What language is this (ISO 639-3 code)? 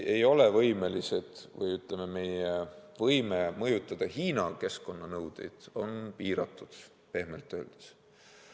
est